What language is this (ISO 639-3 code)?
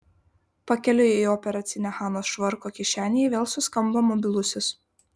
lit